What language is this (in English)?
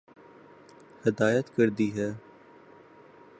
Urdu